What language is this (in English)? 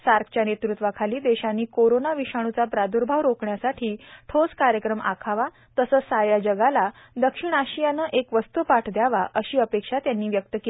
Marathi